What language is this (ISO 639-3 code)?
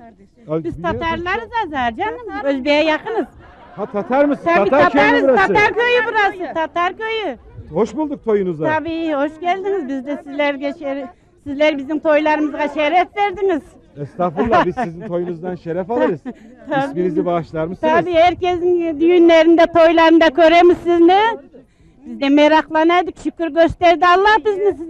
tur